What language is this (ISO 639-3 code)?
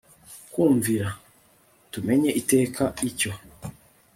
kin